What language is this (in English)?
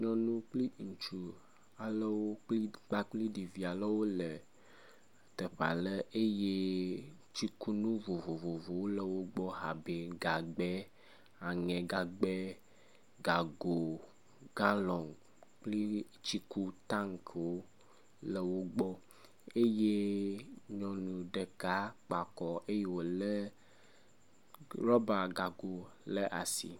Ewe